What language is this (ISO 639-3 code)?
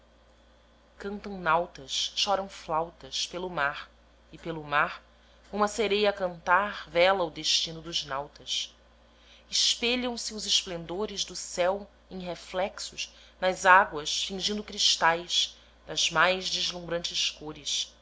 por